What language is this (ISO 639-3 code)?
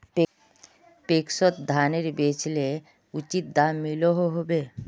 mag